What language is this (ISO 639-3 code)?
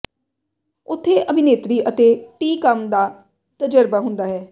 pan